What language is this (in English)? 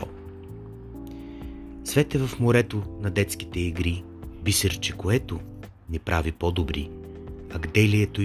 Bulgarian